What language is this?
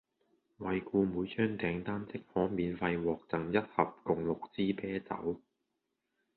Cantonese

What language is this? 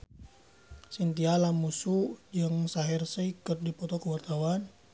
Sundanese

